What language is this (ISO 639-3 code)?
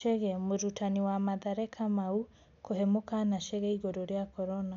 kik